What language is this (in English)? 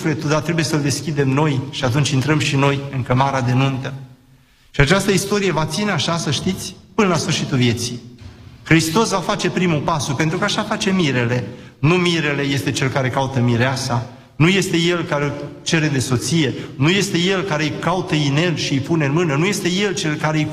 Romanian